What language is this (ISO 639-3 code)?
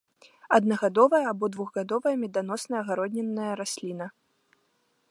bel